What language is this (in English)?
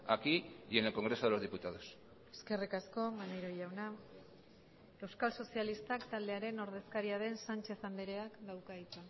Basque